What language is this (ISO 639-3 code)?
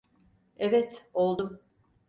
tur